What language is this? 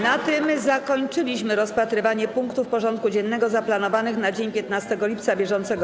Polish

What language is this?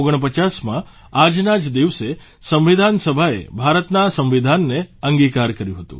Gujarati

